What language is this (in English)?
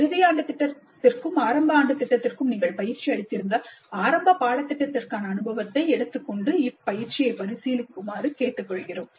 Tamil